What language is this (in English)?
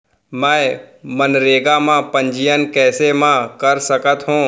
Chhattisgarhi